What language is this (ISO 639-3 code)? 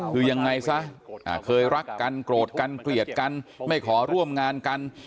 tha